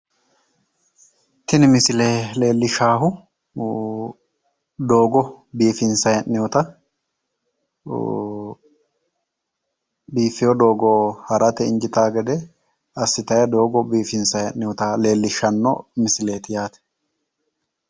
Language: Sidamo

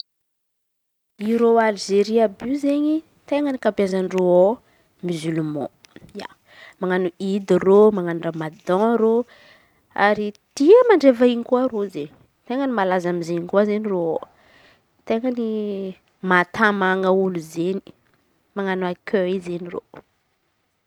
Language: Antankarana Malagasy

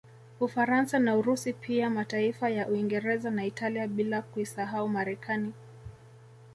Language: Swahili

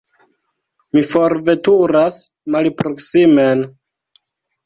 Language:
Esperanto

